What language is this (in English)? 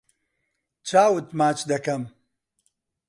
Central Kurdish